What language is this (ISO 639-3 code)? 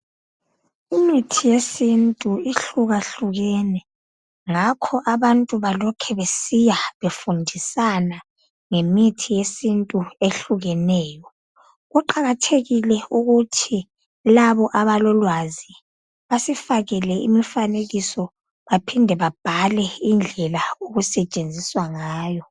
nde